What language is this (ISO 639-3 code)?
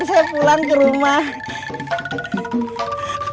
ind